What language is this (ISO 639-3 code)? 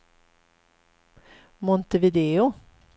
swe